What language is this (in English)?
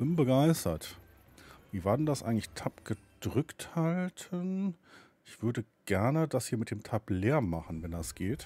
German